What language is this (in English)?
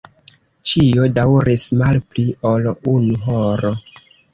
Esperanto